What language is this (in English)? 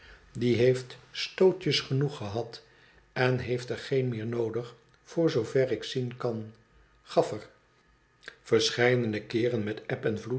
Dutch